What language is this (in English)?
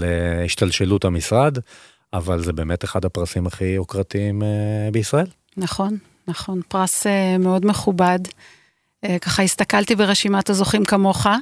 Hebrew